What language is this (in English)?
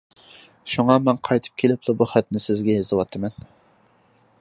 Uyghur